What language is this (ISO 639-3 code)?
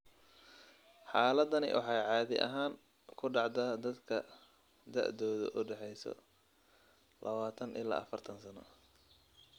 som